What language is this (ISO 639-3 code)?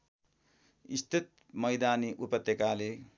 nep